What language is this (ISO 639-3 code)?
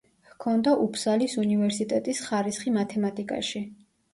kat